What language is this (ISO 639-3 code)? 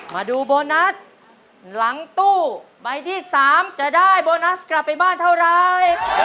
tha